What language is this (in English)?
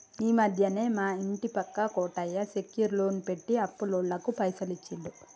Telugu